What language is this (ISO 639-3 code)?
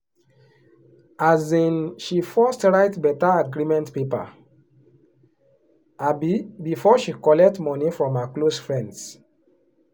pcm